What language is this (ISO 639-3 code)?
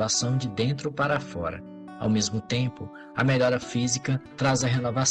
por